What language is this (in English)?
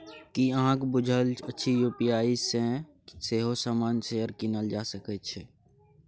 Maithili